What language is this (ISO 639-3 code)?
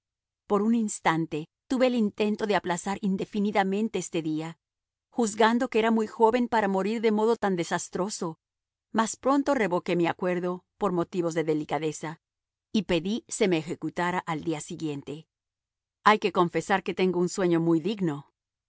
spa